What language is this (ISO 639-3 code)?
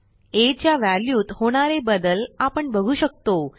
mar